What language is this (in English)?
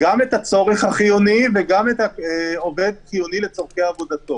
Hebrew